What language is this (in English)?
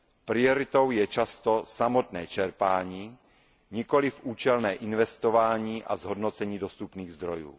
Czech